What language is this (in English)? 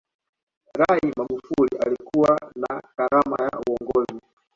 Swahili